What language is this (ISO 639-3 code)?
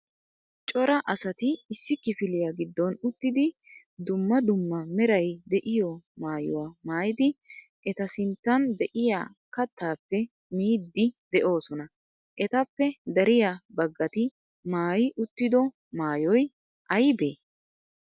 wal